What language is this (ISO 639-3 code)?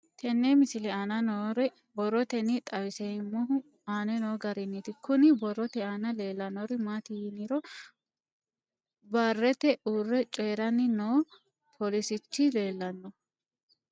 sid